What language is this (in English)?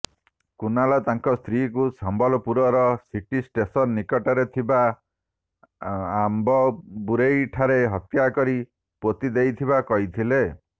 Odia